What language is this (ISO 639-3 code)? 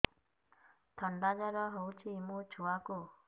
ori